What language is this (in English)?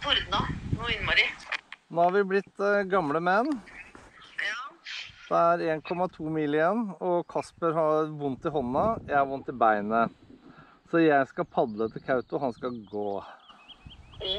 Norwegian